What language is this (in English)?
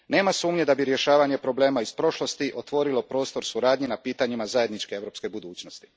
Croatian